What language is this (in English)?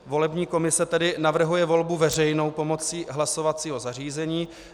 Czech